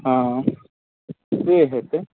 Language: Maithili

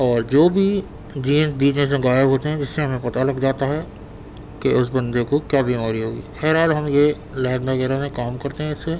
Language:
Urdu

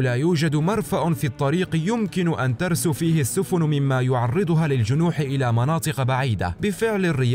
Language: Arabic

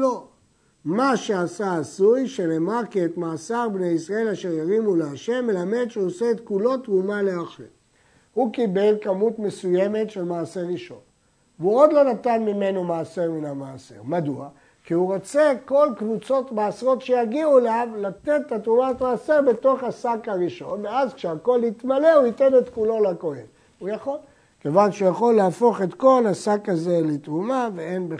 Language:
Hebrew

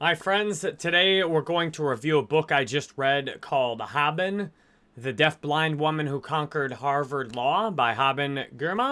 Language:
English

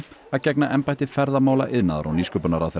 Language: Icelandic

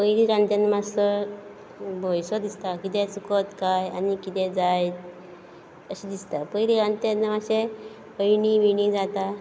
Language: Konkani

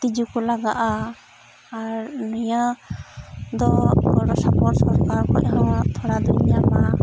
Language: Santali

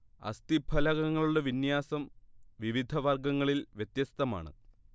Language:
Malayalam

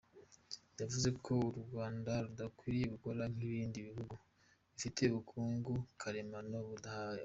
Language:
Kinyarwanda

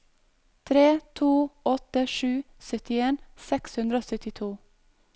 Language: Norwegian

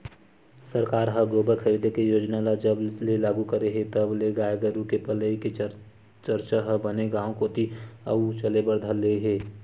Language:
Chhattisgarhi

